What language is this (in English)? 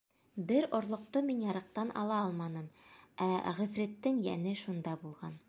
Bashkir